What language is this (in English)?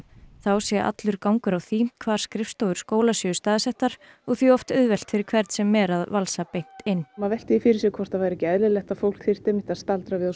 Icelandic